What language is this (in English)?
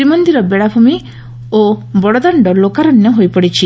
Odia